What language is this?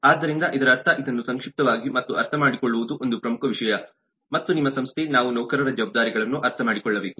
Kannada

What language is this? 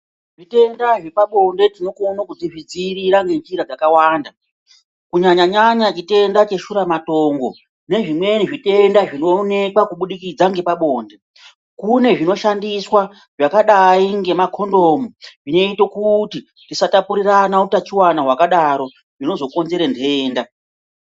Ndau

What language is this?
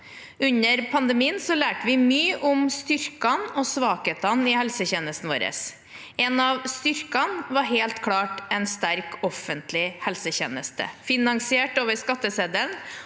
Norwegian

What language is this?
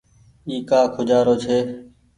Goaria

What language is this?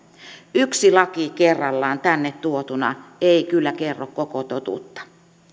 Finnish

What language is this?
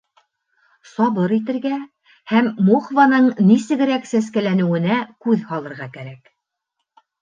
Bashkir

